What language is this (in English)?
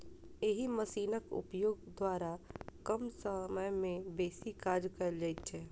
Maithili